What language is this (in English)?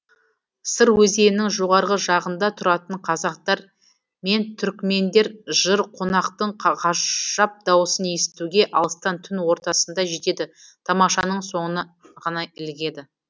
Kazakh